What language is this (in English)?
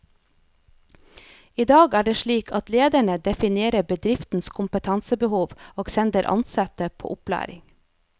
Norwegian